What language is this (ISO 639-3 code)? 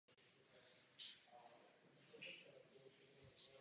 ces